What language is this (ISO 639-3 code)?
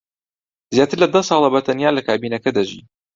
ckb